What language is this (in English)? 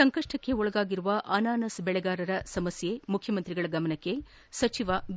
Kannada